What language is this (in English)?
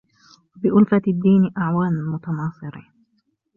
Arabic